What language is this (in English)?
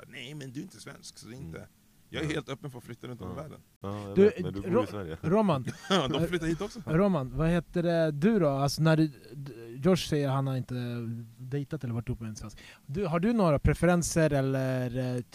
Swedish